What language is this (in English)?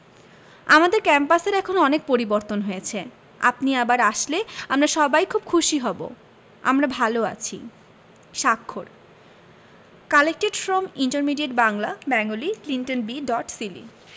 Bangla